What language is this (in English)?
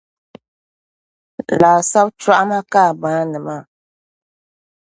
Dagbani